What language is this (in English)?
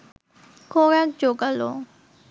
Bangla